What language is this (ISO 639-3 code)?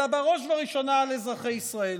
heb